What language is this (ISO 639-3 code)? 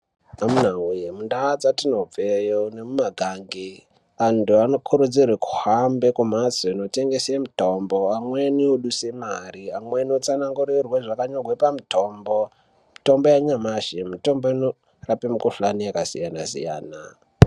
ndc